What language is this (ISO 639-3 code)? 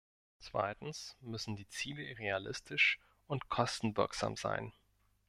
deu